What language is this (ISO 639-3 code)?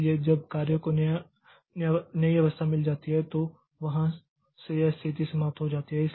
hin